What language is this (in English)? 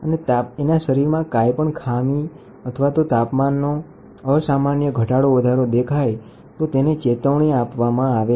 Gujarati